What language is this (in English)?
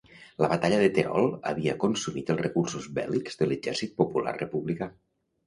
Catalan